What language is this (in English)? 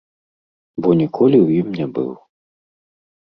Belarusian